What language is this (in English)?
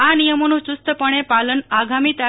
Gujarati